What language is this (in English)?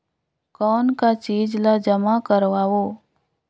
Chhattisgarhi